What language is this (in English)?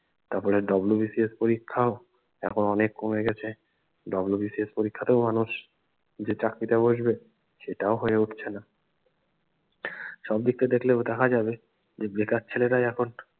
Bangla